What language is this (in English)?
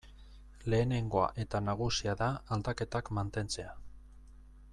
Basque